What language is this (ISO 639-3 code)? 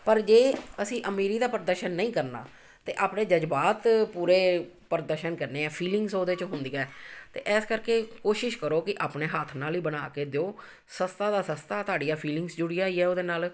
pan